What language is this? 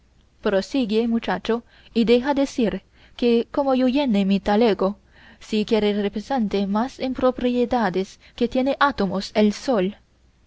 Spanish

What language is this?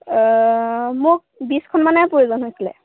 Assamese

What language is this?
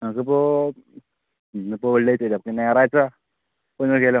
Malayalam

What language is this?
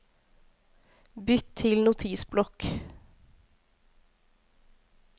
Norwegian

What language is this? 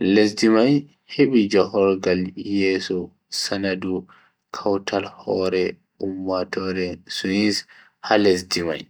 Bagirmi Fulfulde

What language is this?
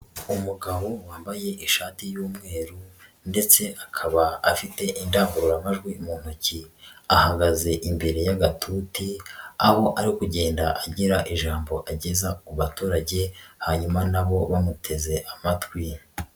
Kinyarwanda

